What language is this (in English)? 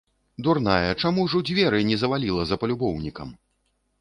Belarusian